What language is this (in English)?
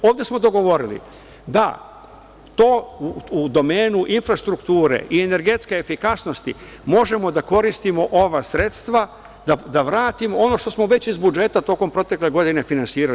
Serbian